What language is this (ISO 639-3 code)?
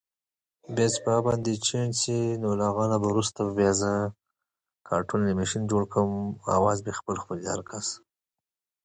eng